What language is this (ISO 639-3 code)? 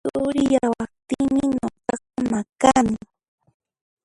qxp